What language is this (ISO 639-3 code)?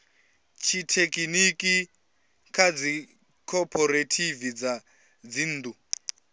ven